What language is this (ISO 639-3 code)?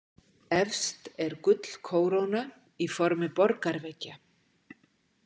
isl